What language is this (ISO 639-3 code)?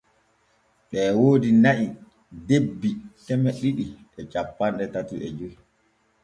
fue